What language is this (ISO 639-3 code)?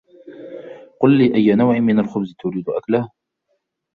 ara